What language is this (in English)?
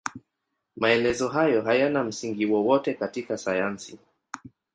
Swahili